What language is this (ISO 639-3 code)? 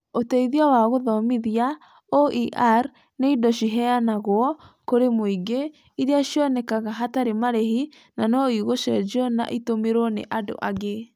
kik